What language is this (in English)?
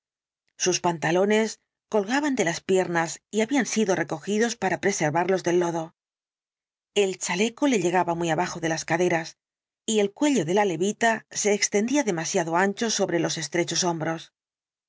Spanish